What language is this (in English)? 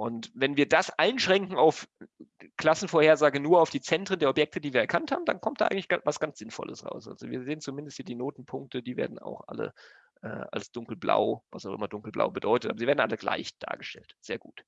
German